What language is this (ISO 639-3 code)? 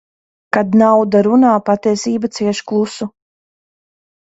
lav